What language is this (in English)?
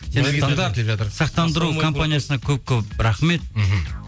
Kazakh